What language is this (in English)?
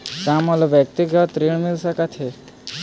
Chhattisgarhi